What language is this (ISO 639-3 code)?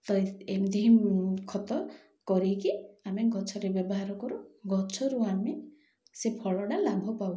ori